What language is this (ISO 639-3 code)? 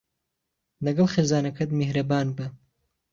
ckb